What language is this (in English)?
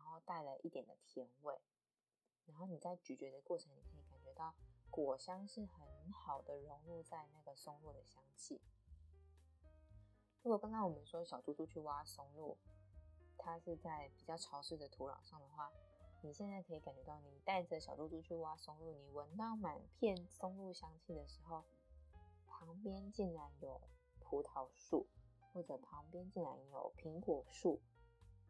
Chinese